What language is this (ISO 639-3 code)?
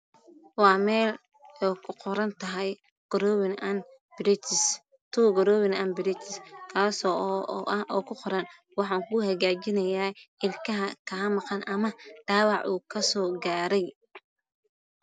som